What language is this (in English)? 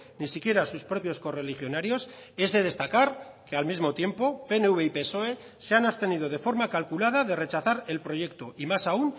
Spanish